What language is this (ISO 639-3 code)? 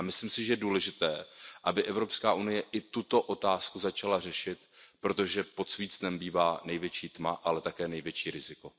ces